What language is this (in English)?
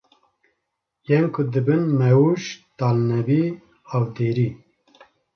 Kurdish